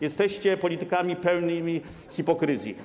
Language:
Polish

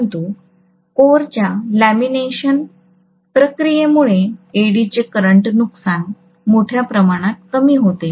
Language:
Marathi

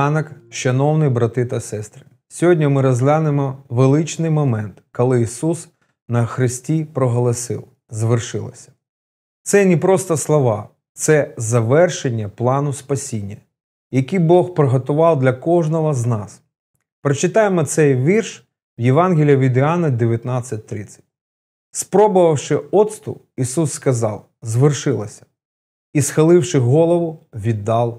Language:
Ukrainian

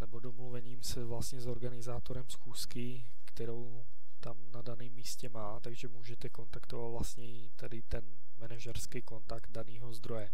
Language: Czech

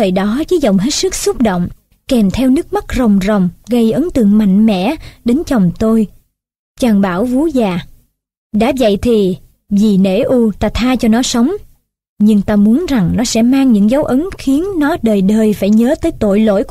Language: Vietnamese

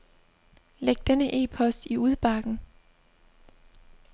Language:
Danish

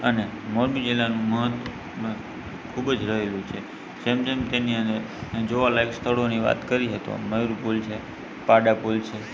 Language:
Gujarati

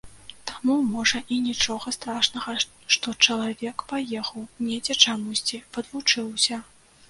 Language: Belarusian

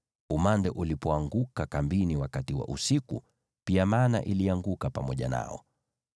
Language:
Swahili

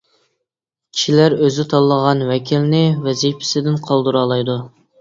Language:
Uyghur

